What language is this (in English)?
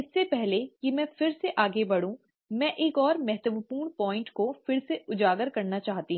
Hindi